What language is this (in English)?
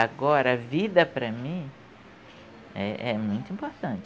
Portuguese